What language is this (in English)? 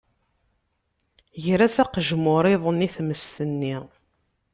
Kabyle